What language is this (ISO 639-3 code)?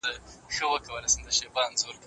pus